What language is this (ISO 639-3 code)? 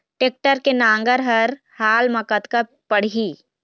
hne